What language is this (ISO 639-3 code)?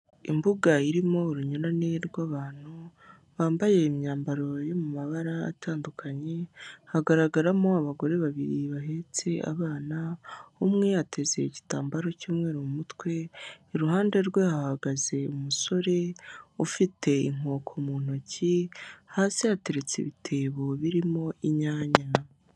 kin